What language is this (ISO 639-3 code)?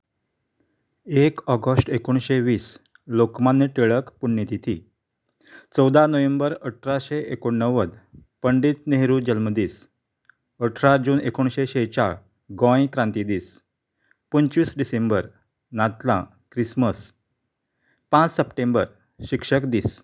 kok